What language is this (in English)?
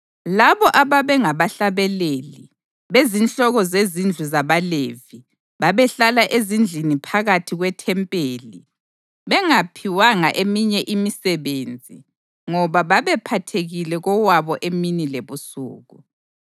North Ndebele